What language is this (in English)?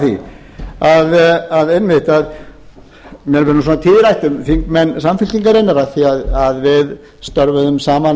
Icelandic